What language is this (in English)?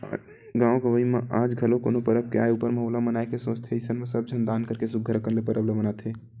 Chhattisgarhi